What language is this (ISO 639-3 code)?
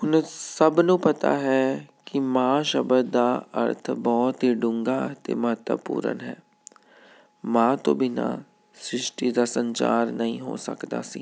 pan